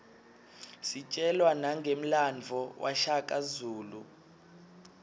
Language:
Swati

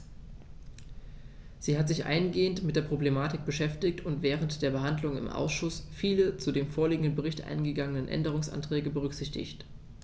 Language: German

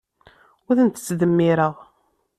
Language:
Kabyle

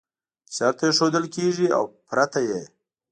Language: Pashto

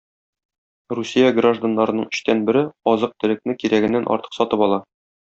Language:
Tatar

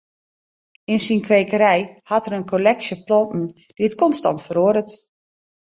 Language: Western Frisian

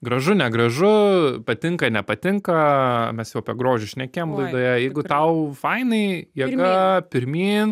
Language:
Lithuanian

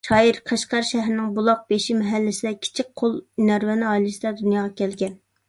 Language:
Uyghur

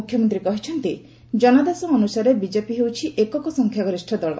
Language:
Odia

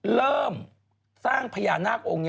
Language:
Thai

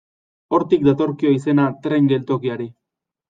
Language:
Basque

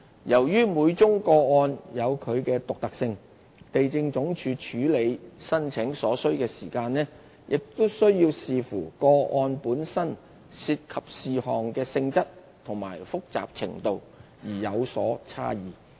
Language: Cantonese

